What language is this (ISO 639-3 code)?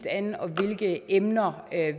dan